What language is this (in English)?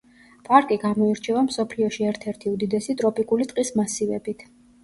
Georgian